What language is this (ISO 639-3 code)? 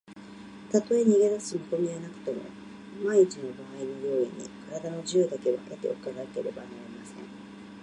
jpn